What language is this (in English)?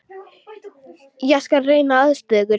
Icelandic